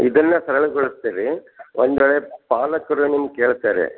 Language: Kannada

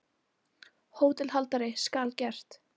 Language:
Icelandic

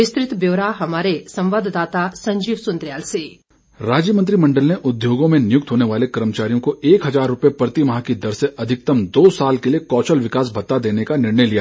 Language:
Hindi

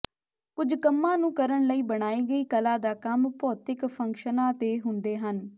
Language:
Punjabi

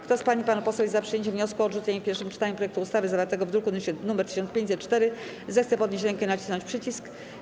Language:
Polish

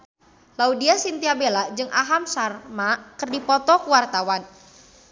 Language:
Sundanese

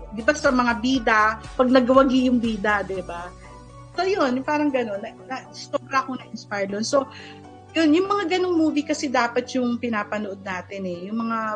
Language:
Filipino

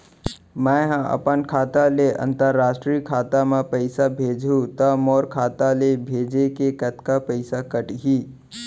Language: Chhattisgarhi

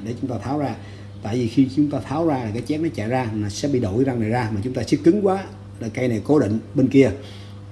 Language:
Vietnamese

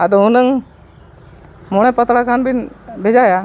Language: Santali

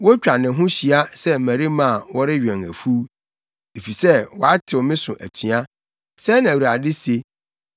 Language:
Akan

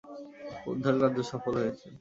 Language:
Bangla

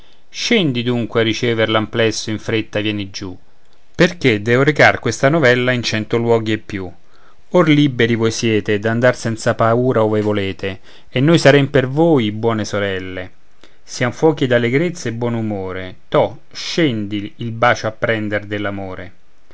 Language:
Italian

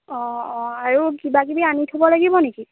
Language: Assamese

